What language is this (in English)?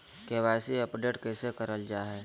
Magahi